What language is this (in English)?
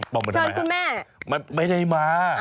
Thai